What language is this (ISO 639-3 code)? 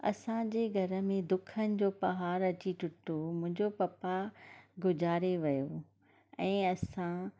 snd